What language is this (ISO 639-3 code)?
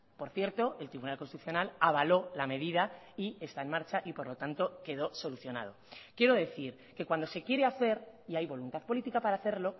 spa